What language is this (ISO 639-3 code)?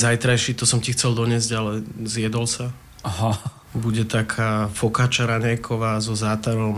slk